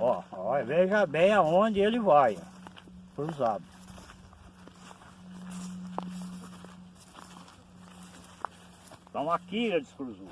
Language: Portuguese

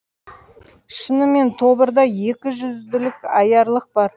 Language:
Kazakh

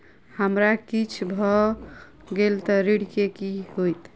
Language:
Maithili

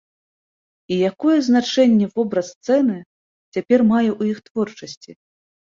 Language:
Belarusian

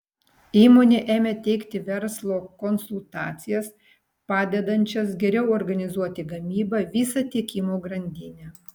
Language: Lithuanian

